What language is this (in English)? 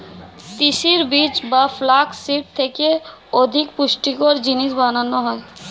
Bangla